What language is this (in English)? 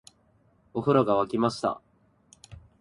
Japanese